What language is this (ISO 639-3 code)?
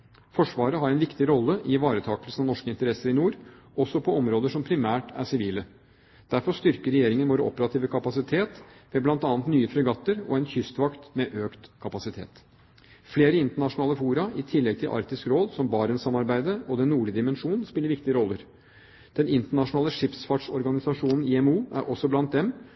nob